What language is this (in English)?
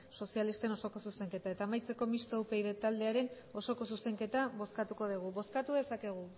Basque